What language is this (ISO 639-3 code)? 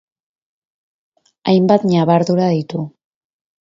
eus